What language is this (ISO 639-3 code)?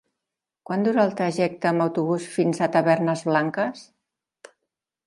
cat